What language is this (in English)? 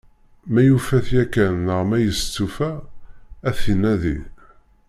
Kabyle